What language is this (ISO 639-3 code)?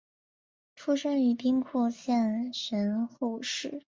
zho